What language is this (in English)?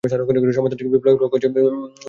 Bangla